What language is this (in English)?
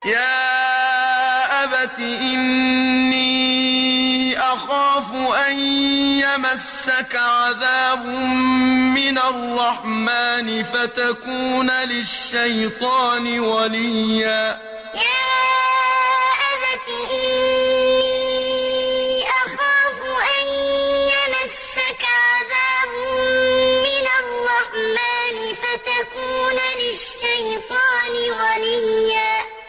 Arabic